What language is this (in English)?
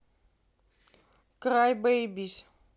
Russian